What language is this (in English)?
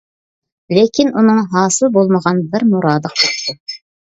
Uyghur